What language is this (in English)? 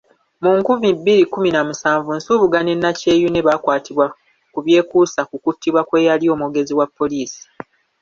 Ganda